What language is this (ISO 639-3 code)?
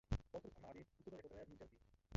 ces